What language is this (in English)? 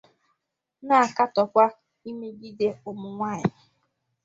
Igbo